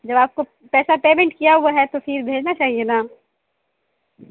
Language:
Urdu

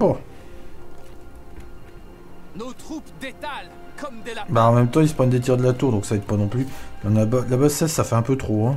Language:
French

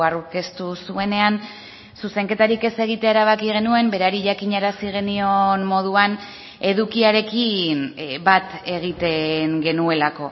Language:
Basque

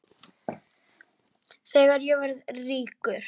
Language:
Icelandic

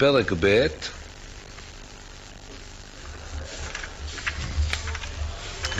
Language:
Hebrew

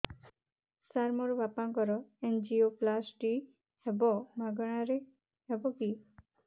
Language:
Odia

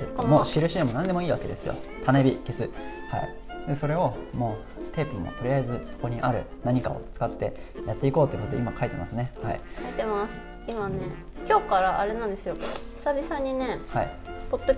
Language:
Japanese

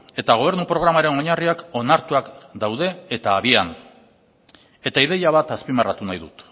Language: Basque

